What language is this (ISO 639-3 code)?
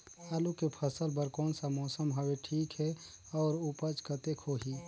hne